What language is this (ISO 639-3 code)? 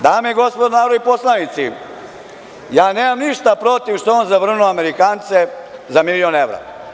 srp